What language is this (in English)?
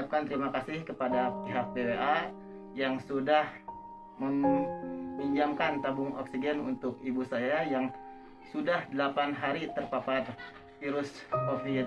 Indonesian